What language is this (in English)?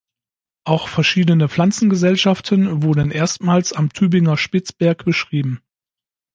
German